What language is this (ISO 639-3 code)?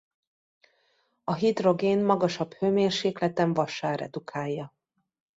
hun